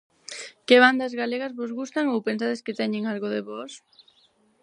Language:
Galician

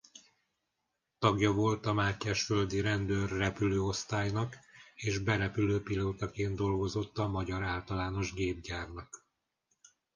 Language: Hungarian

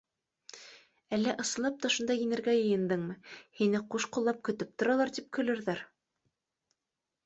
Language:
Bashkir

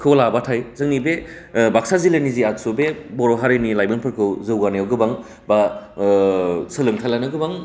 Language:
Bodo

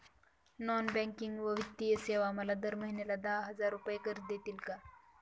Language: Marathi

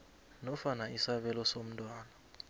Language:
South Ndebele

